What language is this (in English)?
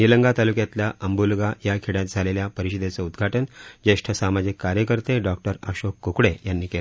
Marathi